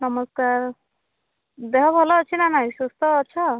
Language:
Odia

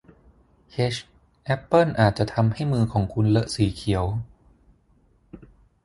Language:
Thai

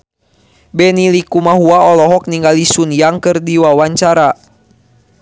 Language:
Sundanese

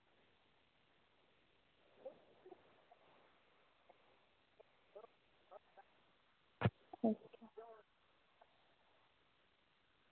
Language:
Dogri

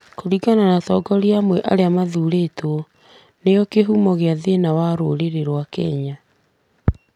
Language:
Kikuyu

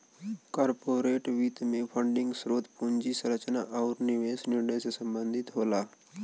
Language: Bhojpuri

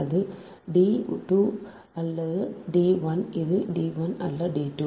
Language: Tamil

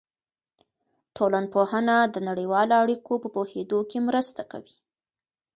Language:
Pashto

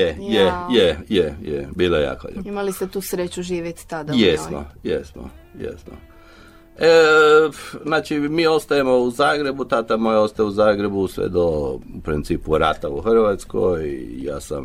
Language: Croatian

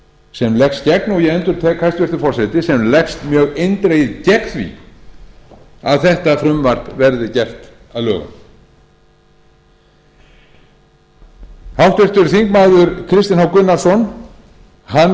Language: Icelandic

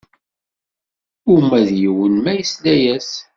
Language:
Kabyle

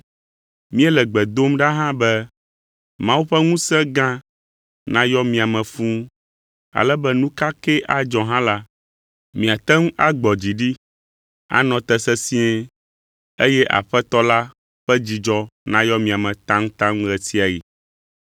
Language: Ewe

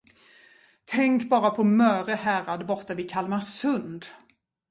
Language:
Swedish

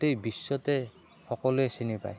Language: Assamese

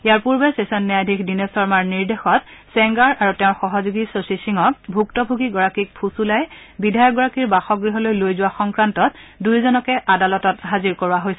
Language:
Assamese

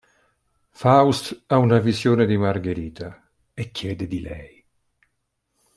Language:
Italian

